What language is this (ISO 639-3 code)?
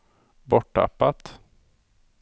swe